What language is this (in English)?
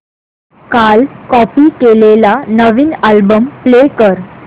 Marathi